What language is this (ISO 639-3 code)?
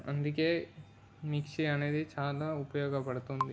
tel